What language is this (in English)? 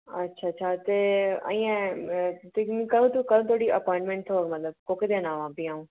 Dogri